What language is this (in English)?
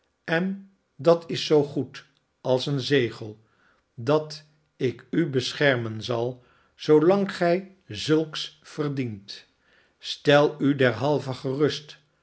Dutch